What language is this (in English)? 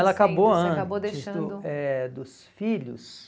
Portuguese